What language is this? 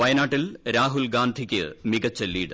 Malayalam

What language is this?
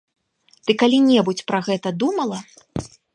Belarusian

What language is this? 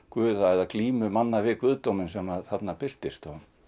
Icelandic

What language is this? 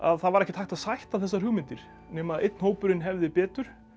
Icelandic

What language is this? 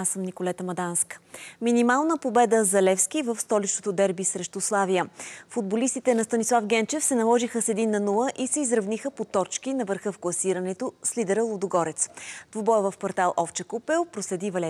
Bulgarian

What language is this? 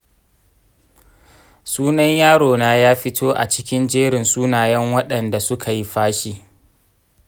Hausa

